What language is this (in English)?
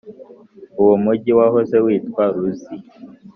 Kinyarwanda